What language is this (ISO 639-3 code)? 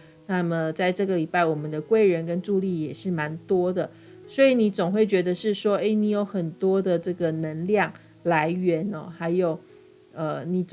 zho